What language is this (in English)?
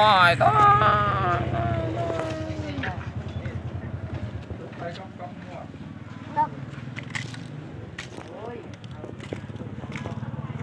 Vietnamese